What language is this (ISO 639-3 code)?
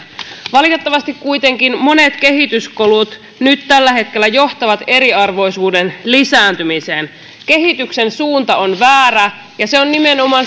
fin